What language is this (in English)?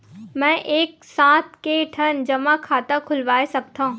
Chhattisgarhi